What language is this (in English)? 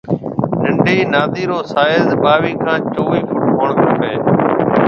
Marwari (Pakistan)